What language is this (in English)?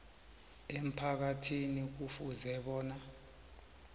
South Ndebele